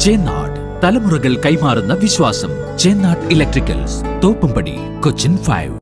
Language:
Malayalam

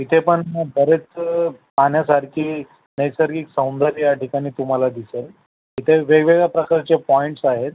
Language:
Marathi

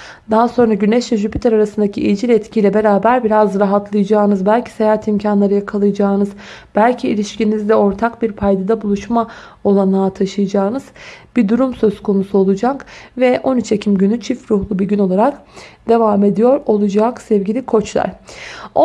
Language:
Turkish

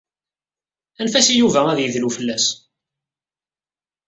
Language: Kabyle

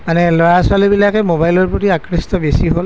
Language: Assamese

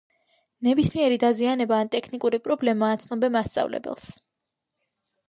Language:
Georgian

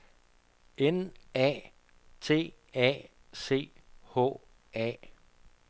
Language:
Danish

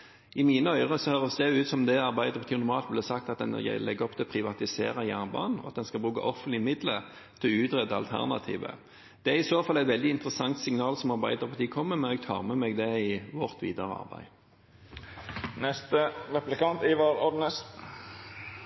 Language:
Norwegian Bokmål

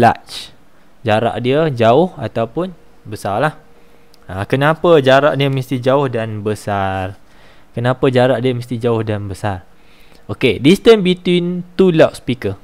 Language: Malay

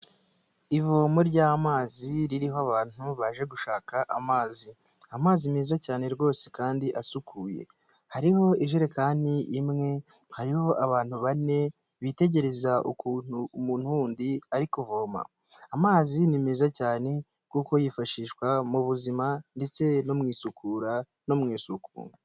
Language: Kinyarwanda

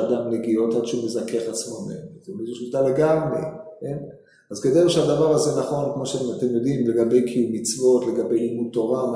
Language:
Hebrew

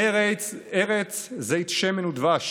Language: Hebrew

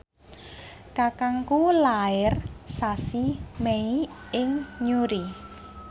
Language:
Javanese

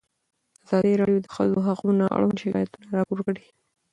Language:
Pashto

